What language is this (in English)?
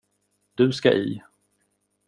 Swedish